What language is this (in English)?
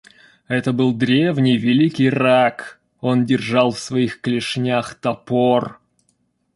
Russian